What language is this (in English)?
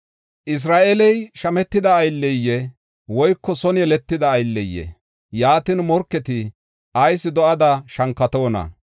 Gofa